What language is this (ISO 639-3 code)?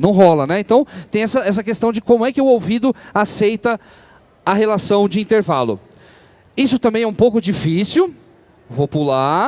por